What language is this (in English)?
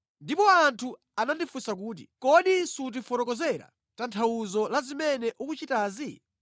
Nyanja